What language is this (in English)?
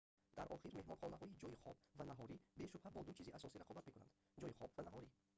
Tajik